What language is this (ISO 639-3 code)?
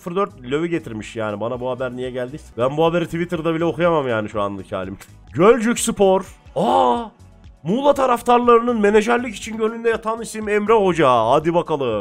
tur